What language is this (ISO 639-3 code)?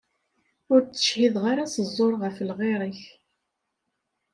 kab